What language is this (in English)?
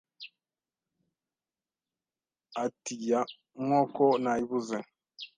Kinyarwanda